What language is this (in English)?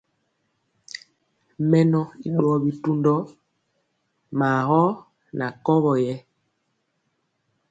Mpiemo